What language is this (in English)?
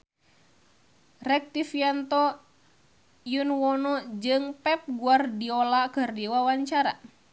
Sundanese